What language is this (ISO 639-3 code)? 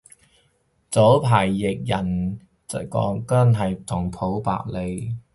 yue